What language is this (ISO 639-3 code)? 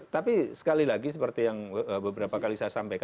ind